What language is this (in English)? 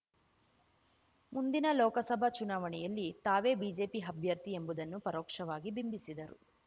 Kannada